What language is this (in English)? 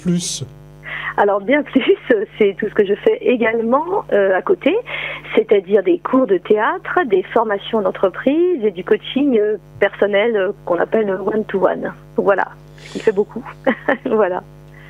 French